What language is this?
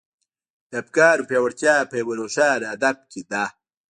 Pashto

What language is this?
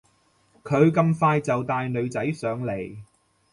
Cantonese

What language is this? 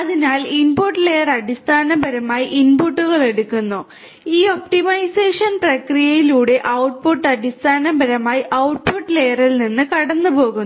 Malayalam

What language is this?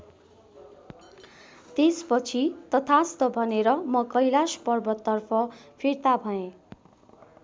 Nepali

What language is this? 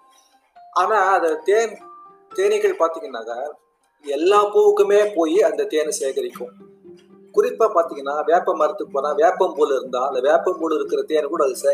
Tamil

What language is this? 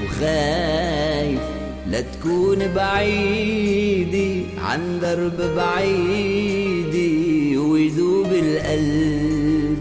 Arabic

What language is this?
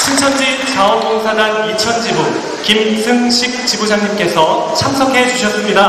Korean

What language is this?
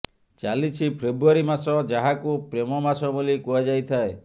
Odia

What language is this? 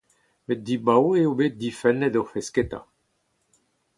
Breton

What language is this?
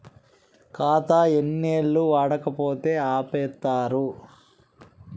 Telugu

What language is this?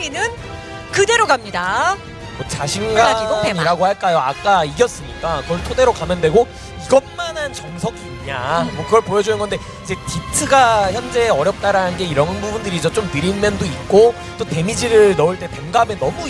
Korean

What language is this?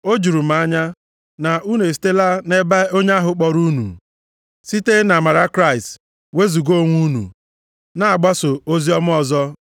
Igbo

